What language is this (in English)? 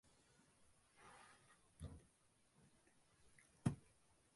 Tamil